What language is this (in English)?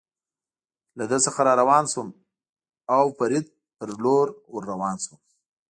Pashto